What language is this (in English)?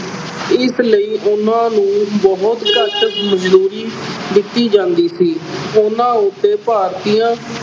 Punjabi